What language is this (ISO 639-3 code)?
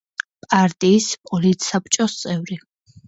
kat